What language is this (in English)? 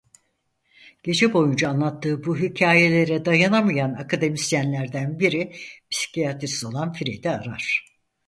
Turkish